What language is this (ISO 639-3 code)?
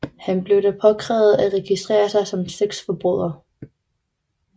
dan